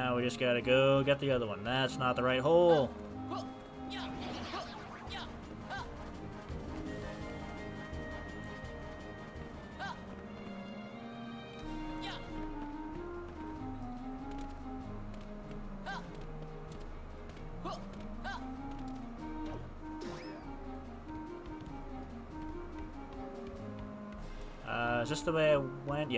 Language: English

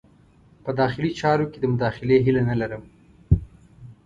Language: Pashto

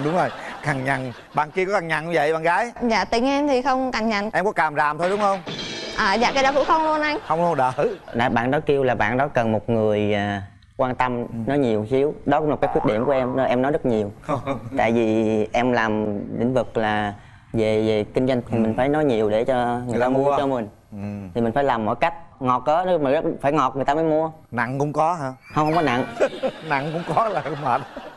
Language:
Vietnamese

